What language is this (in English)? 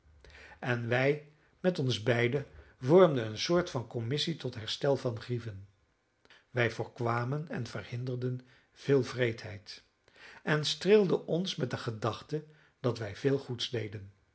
Dutch